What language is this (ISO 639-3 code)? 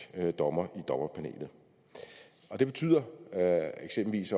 dan